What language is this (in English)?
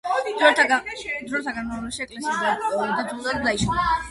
Georgian